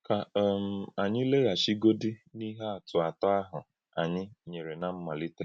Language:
Igbo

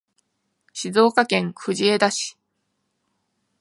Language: Japanese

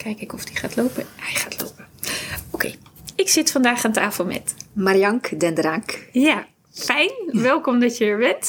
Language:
Dutch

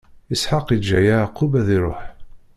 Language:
Kabyle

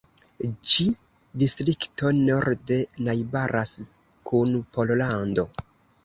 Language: Esperanto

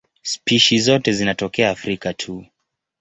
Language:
Swahili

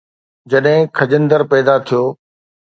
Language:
Sindhi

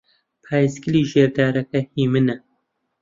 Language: Central Kurdish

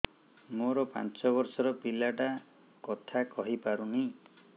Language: Odia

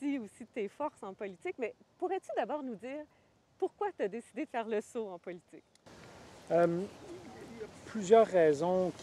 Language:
French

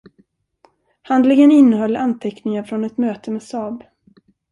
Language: Swedish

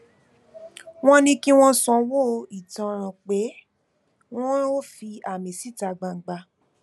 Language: Yoruba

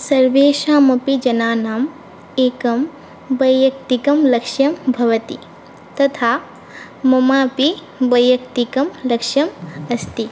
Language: Sanskrit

